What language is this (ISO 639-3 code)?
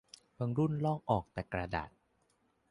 tha